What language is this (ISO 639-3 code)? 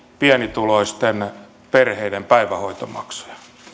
fin